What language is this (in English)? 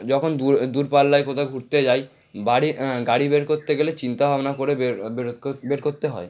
Bangla